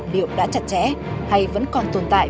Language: Vietnamese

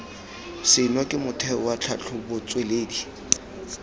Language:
Tswana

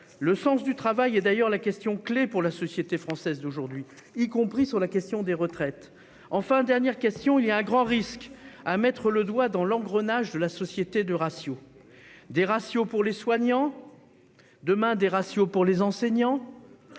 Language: French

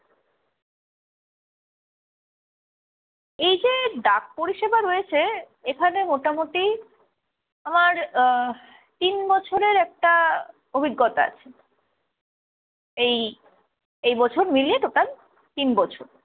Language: Bangla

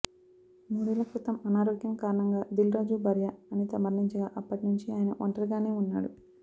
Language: Telugu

